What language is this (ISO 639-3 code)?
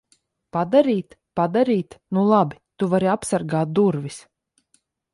lav